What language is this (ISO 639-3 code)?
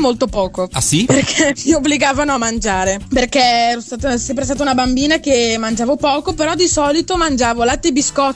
ita